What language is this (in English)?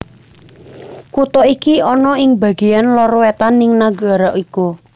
Javanese